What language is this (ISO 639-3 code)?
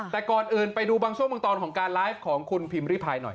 tha